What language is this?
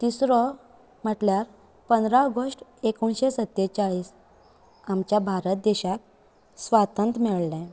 Konkani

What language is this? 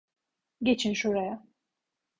Turkish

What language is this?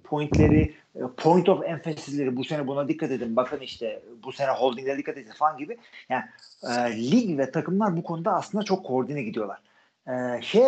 Turkish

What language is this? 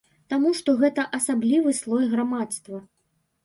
Belarusian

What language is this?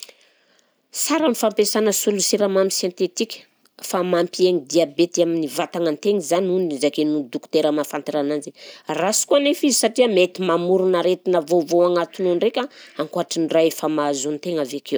Southern Betsimisaraka Malagasy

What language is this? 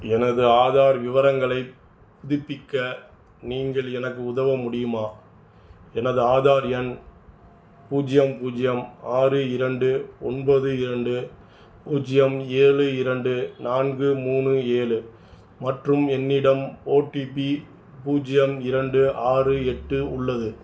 Tamil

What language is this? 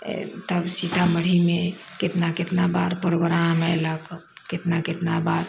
Maithili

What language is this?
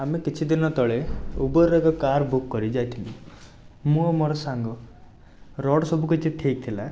Odia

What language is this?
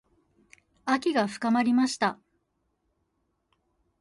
Japanese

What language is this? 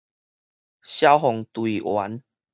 Min Nan Chinese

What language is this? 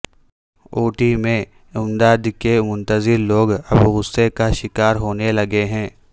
Urdu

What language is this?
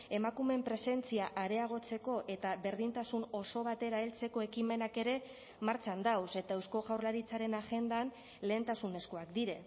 Basque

